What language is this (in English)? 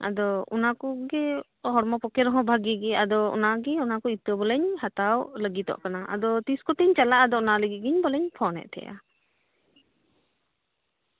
Santali